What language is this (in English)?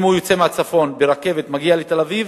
Hebrew